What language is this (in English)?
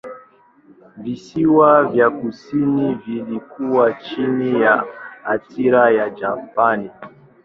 Swahili